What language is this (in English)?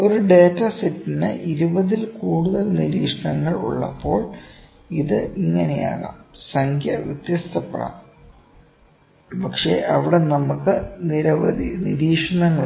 Malayalam